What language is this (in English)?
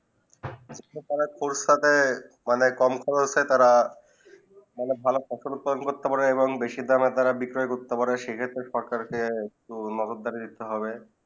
Bangla